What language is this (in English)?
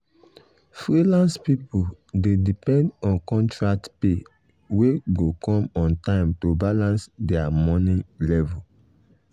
Nigerian Pidgin